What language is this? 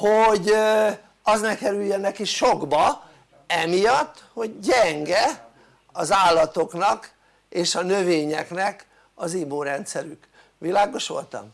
Hungarian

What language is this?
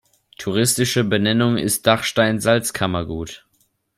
German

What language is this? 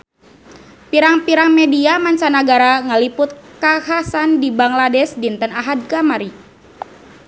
Sundanese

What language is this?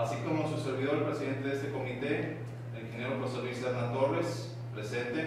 Spanish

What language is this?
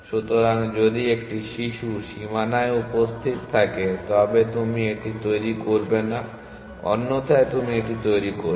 Bangla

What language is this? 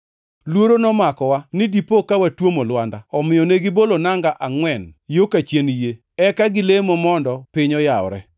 Luo (Kenya and Tanzania)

